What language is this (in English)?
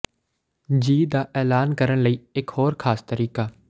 Punjabi